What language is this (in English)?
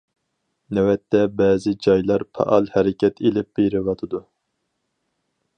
Uyghur